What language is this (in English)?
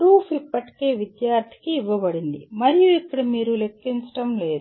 Telugu